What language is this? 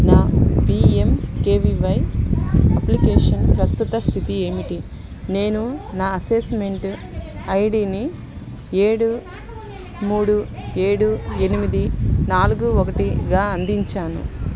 Telugu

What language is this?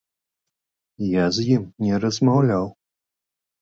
Belarusian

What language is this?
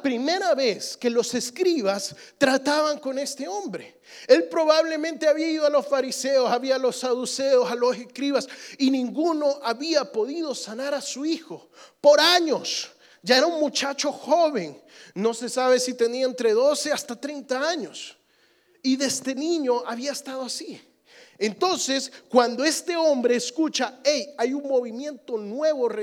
Spanish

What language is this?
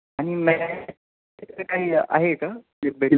Marathi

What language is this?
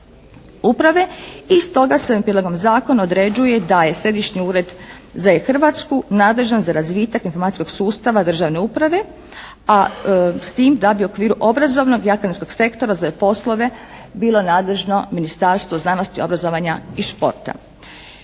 Croatian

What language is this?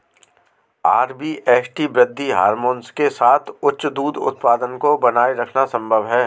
Hindi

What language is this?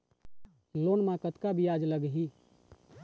Chhattisgarhi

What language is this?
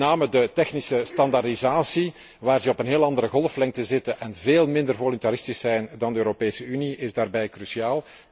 Dutch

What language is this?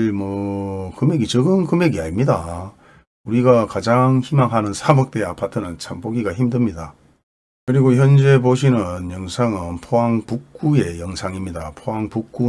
Korean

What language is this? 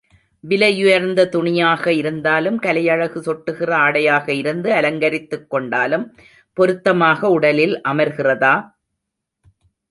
Tamil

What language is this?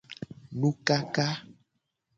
Gen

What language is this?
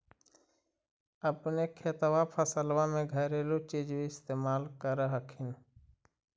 Magahi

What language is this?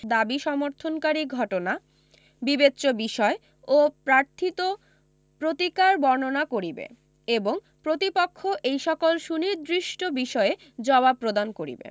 Bangla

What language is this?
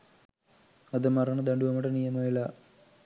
Sinhala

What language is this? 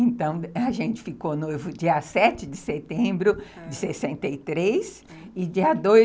Portuguese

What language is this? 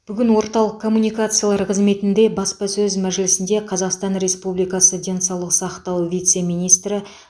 Kazakh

